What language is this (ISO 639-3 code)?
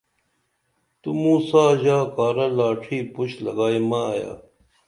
dml